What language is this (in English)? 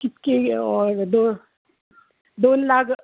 Konkani